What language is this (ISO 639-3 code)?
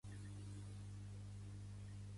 cat